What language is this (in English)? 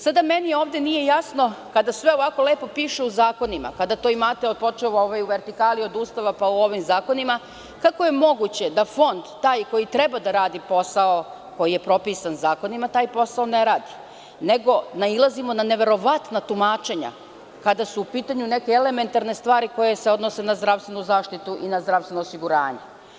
Serbian